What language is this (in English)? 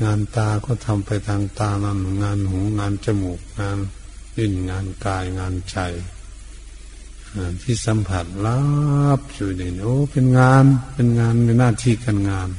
Thai